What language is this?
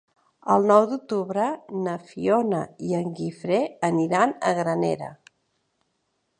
Catalan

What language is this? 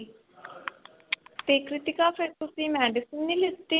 Punjabi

